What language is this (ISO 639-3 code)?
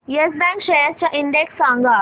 mar